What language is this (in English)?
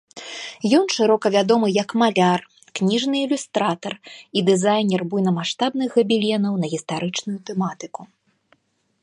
Belarusian